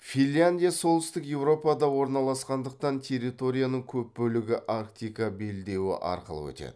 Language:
Kazakh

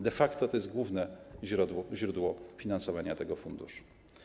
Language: Polish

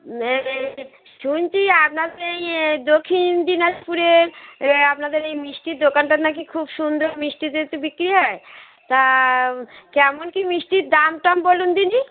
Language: Bangla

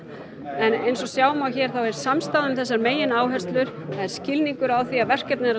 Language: Icelandic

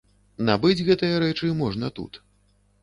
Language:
Belarusian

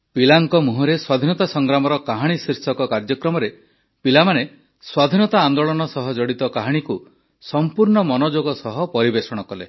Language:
Odia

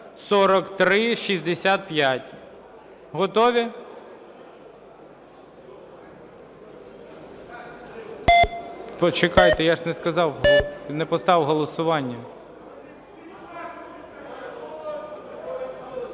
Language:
Ukrainian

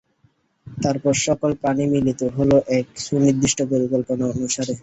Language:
Bangla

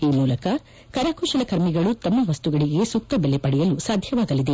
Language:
Kannada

